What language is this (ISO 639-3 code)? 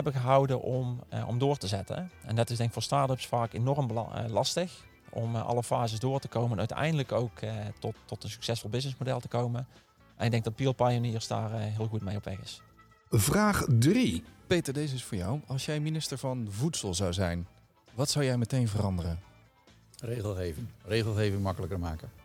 nld